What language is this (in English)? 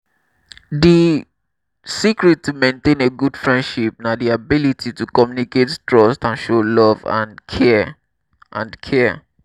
Nigerian Pidgin